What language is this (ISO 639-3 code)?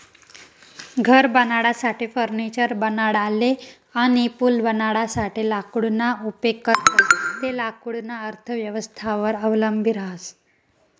mar